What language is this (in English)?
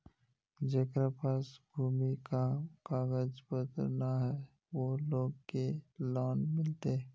Magahi